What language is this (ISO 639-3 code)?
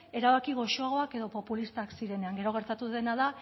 eus